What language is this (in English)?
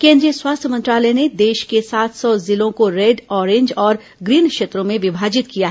Hindi